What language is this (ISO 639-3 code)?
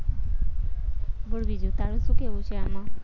guj